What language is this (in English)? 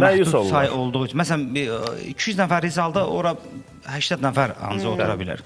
Turkish